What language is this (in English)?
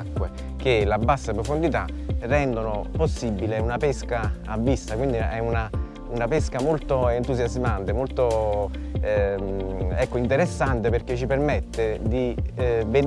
Italian